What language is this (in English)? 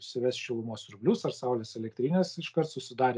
Lithuanian